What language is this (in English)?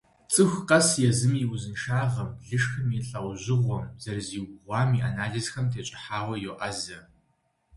Kabardian